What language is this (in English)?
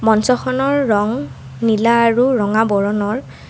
Assamese